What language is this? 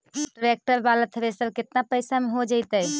Magahi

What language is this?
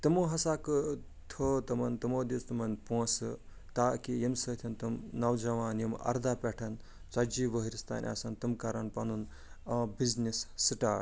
Kashmiri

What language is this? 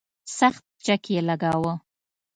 Pashto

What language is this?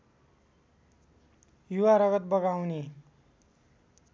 Nepali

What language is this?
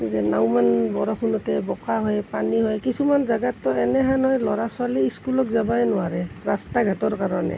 Assamese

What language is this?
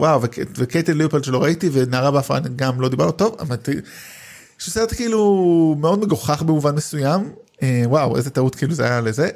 Hebrew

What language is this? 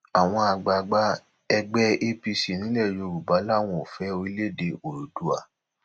Yoruba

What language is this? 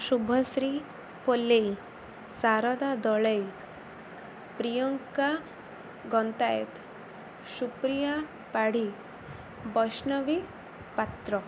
Odia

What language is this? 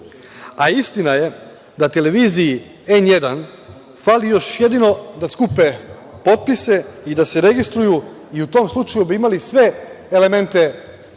Serbian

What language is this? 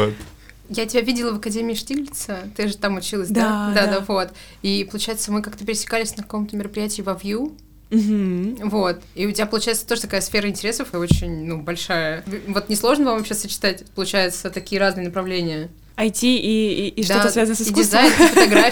Russian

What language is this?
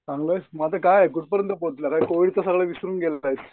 Marathi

